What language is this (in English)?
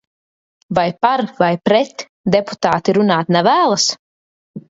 Latvian